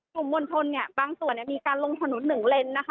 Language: Thai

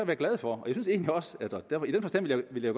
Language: Danish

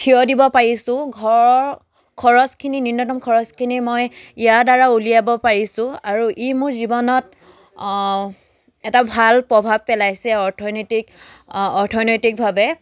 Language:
Assamese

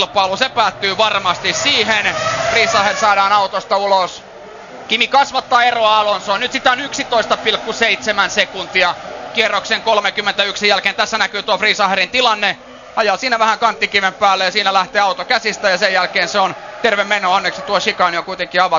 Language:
Finnish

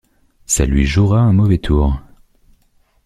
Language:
French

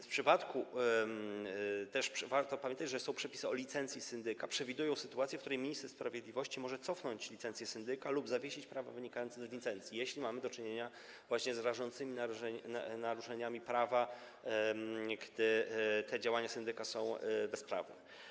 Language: Polish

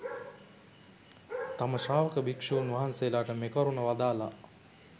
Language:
Sinhala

